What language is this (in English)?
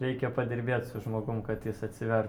Lithuanian